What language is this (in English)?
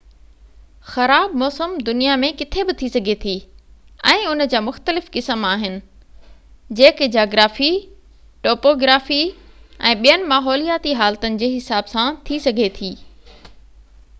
Sindhi